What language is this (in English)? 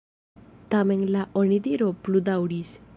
Esperanto